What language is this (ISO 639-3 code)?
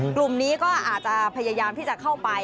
tha